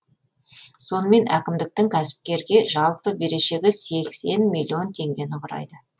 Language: Kazakh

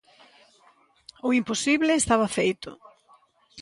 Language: Galician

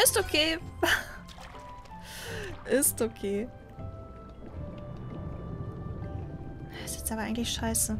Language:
German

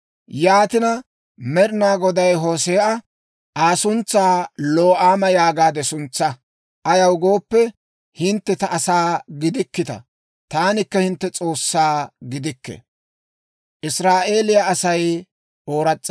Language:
Dawro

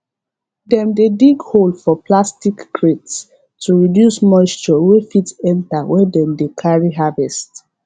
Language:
Nigerian Pidgin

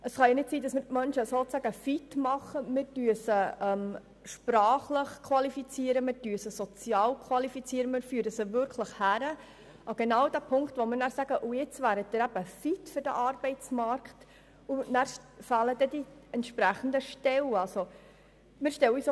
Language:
Swiss German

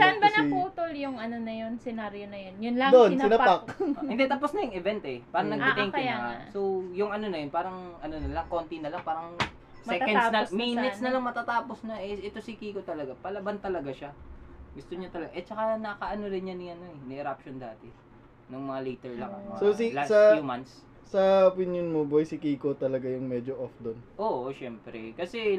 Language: Filipino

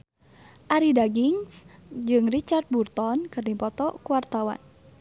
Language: Sundanese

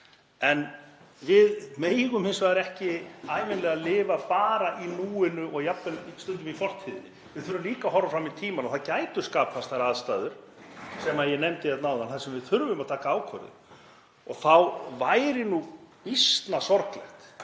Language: Icelandic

